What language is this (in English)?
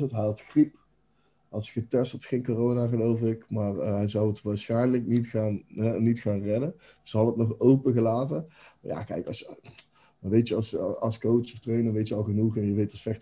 Dutch